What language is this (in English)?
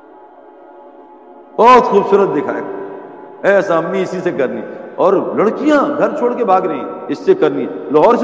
Urdu